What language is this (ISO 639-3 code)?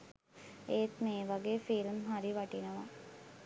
sin